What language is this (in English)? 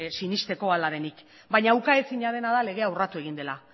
Basque